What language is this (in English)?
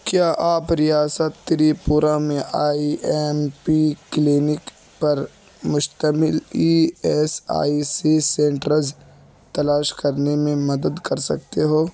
Urdu